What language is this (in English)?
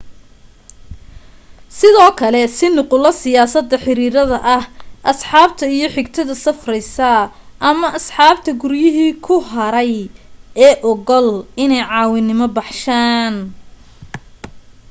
Somali